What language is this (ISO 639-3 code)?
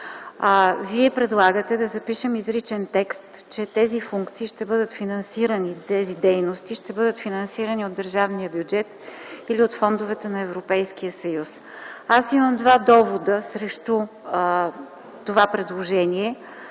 bul